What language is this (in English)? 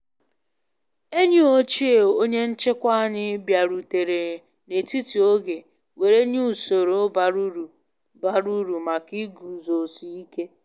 Igbo